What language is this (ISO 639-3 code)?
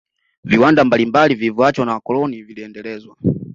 swa